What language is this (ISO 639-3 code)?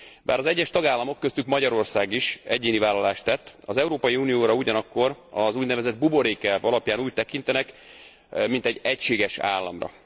hun